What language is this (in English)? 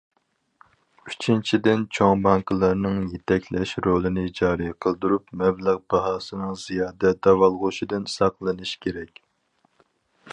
Uyghur